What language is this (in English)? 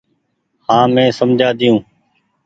Goaria